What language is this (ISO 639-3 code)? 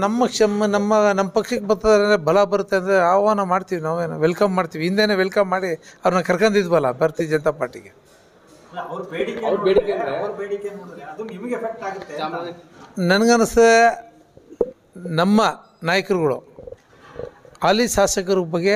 ind